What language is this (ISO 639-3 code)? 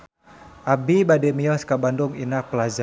sun